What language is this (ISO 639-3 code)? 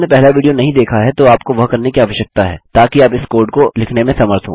hin